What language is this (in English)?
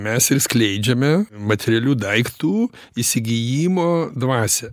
Lithuanian